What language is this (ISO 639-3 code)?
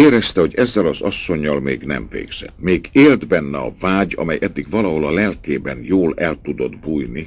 hun